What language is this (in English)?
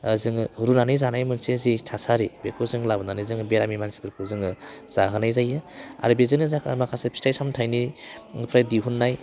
Bodo